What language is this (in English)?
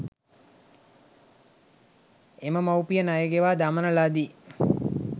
Sinhala